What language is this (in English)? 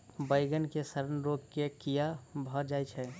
Maithili